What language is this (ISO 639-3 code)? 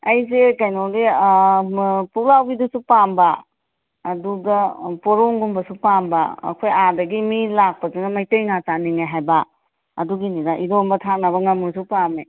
mni